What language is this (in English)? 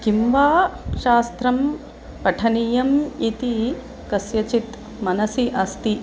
Sanskrit